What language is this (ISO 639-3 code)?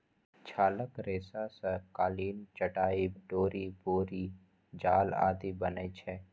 mai